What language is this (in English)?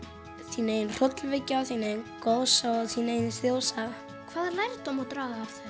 Icelandic